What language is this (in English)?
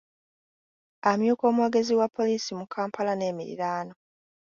Ganda